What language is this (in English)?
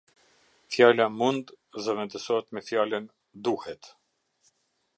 Albanian